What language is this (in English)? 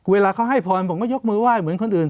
Thai